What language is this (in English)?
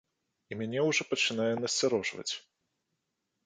Belarusian